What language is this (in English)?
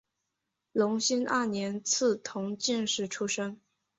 Chinese